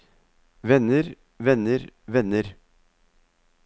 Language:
Norwegian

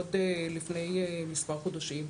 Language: Hebrew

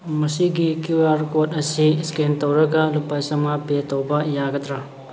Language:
Manipuri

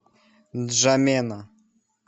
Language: Russian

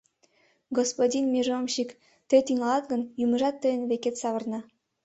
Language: Mari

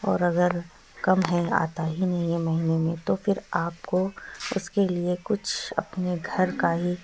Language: Urdu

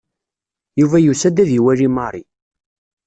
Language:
Kabyle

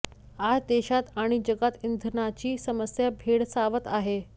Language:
Marathi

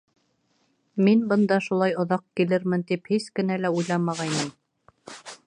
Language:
Bashkir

